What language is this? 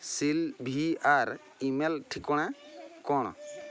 Odia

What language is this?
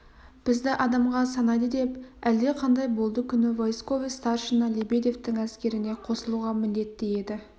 Kazakh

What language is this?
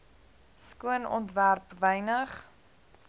Afrikaans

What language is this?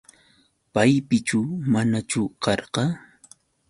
Yauyos Quechua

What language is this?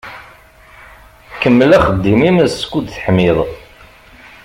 Kabyle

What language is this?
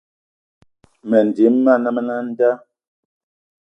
Eton (Cameroon)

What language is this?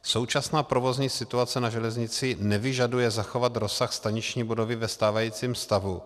Czech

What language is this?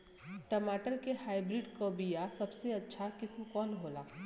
Bhojpuri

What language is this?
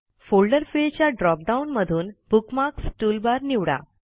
Marathi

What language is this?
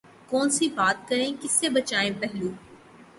Urdu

